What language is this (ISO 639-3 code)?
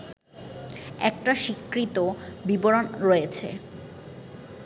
ben